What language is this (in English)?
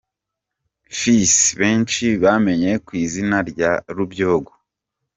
Kinyarwanda